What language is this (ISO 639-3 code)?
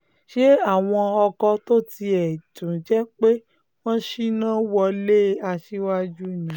yor